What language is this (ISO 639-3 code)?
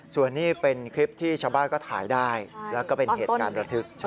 tha